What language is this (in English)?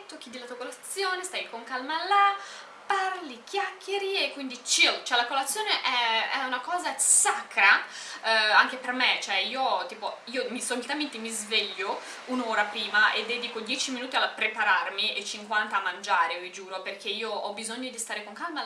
Italian